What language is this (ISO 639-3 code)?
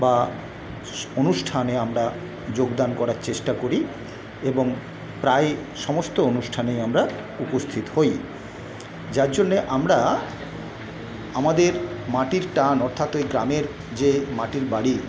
ben